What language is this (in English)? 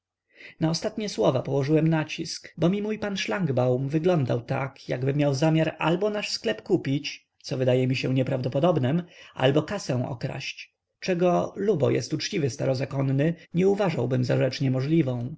Polish